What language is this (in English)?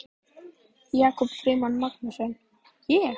Icelandic